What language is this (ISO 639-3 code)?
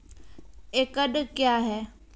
mai